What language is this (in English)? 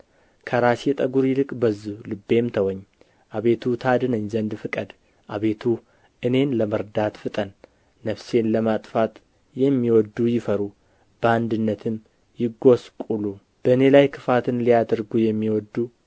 Amharic